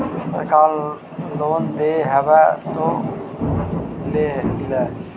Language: Magahi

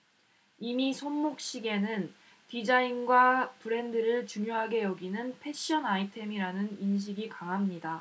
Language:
Korean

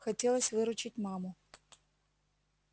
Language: Russian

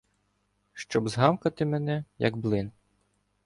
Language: Ukrainian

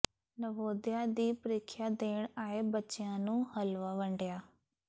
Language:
Punjabi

